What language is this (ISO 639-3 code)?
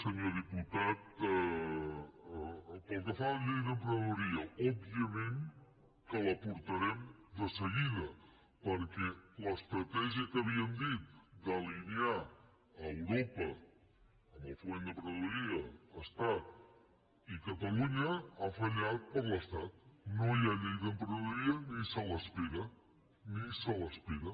cat